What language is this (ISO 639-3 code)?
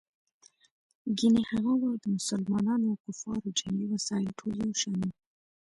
pus